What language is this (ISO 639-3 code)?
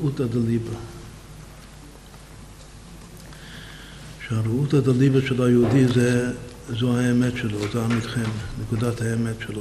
heb